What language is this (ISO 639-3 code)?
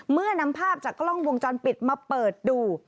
tha